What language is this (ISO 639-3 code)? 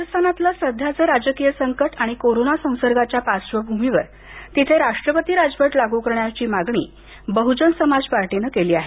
mar